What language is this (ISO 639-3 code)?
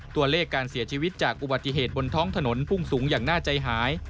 tha